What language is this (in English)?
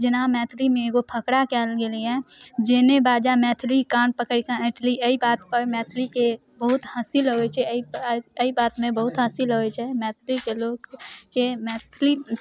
Maithili